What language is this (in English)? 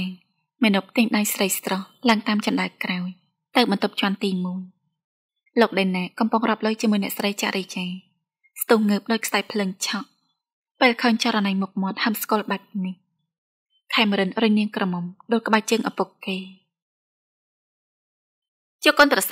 Thai